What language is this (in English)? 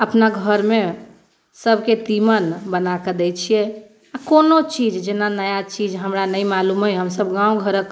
Maithili